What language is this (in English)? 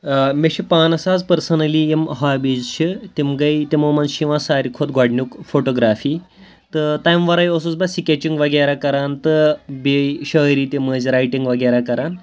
Kashmiri